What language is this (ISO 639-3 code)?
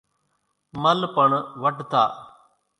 gjk